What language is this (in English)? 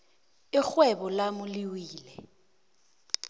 South Ndebele